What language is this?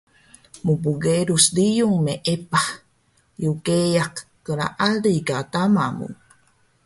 Taroko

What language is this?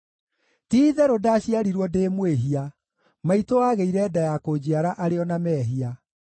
Kikuyu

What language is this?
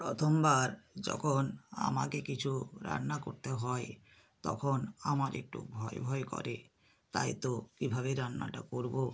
Bangla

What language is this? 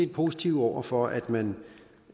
Danish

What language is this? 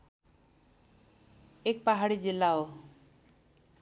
Nepali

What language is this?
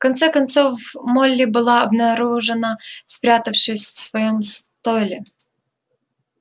Russian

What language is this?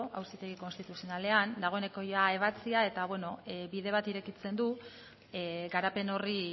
Basque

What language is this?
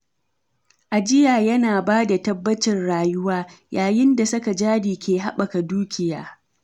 Hausa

